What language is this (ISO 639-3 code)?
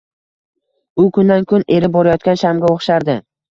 uzb